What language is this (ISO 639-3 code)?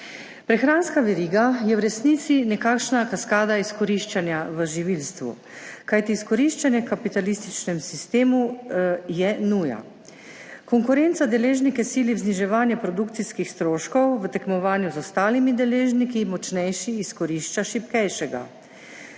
slv